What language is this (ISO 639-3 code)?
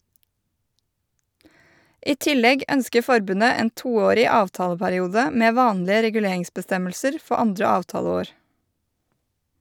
nor